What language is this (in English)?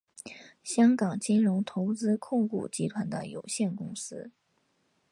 Chinese